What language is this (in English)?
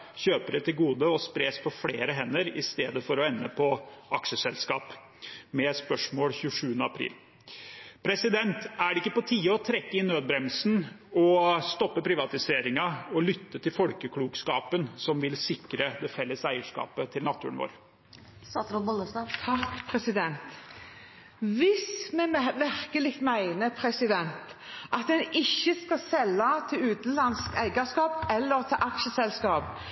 Norwegian Bokmål